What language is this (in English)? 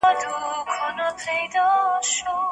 Pashto